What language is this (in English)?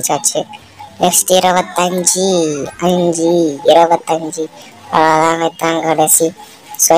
Thai